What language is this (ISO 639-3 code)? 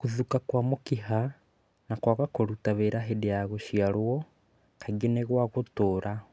kik